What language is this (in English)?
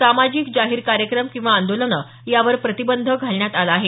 Marathi